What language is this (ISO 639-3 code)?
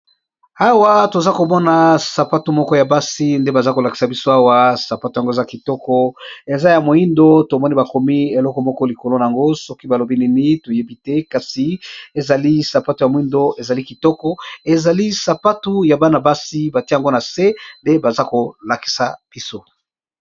lin